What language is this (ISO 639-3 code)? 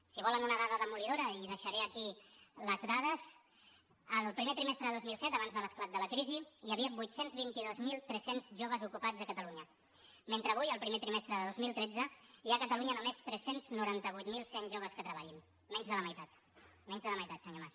cat